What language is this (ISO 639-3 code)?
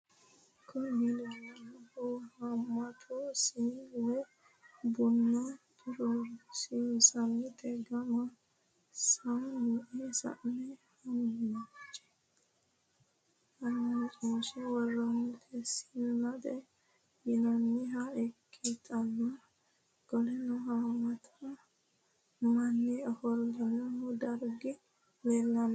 sid